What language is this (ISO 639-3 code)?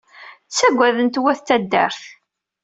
kab